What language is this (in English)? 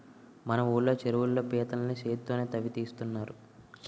Telugu